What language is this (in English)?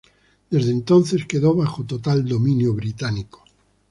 Spanish